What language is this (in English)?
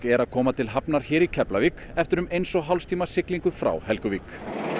Icelandic